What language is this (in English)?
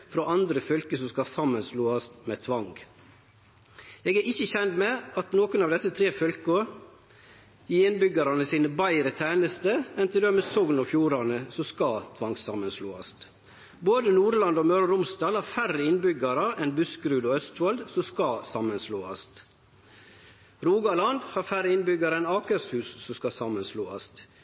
Norwegian Nynorsk